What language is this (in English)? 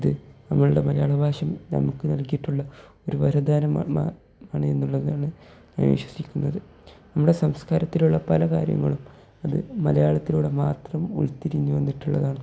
Malayalam